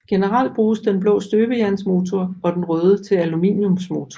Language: Danish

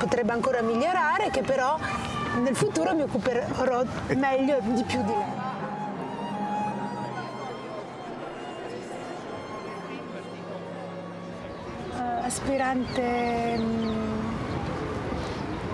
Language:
Italian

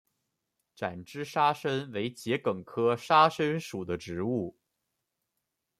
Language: Chinese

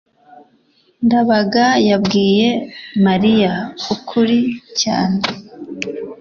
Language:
Kinyarwanda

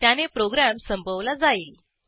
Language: Marathi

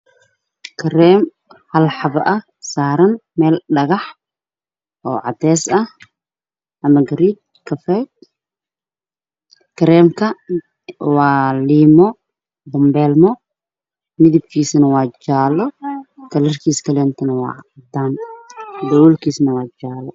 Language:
Somali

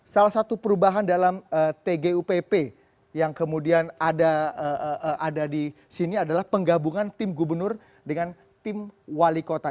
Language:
Indonesian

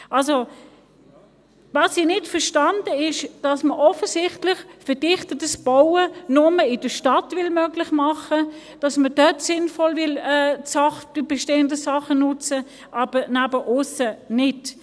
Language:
Swiss German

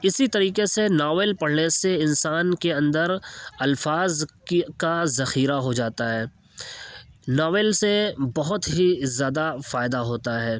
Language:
Urdu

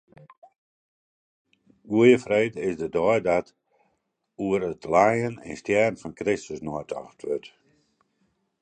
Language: Western Frisian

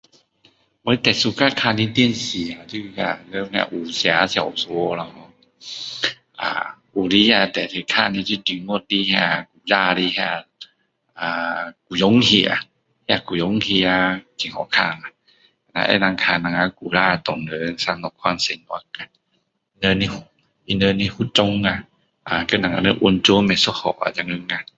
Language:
Min Dong Chinese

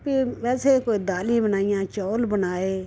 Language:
Dogri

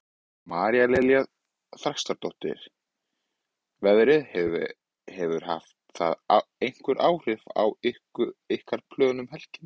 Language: Icelandic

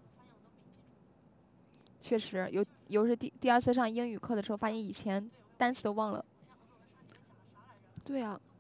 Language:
Chinese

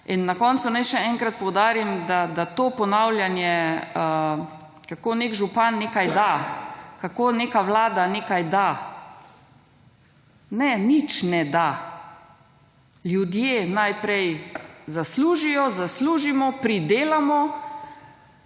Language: Slovenian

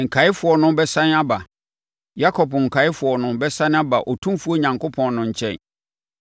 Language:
Akan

